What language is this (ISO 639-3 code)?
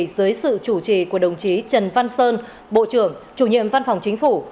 vie